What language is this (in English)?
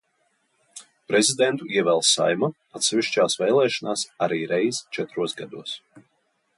Latvian